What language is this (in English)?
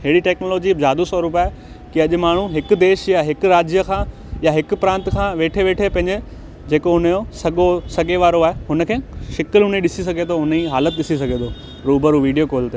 Sindhi